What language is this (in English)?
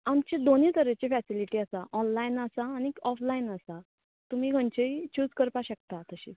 Konkani